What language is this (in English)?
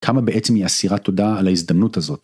Hebrew